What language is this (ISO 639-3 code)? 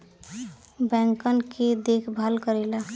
bho